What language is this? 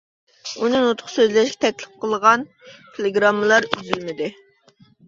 Uyghur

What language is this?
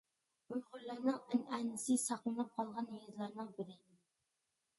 Uyghur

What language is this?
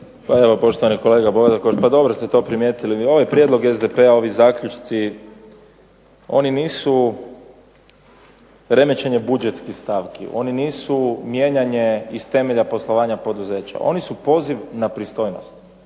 Croatian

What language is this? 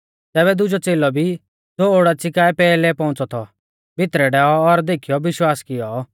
Mahasu Pahari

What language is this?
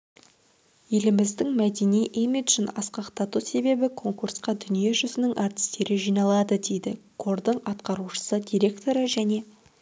Kazakh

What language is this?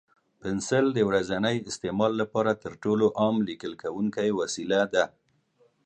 Pashto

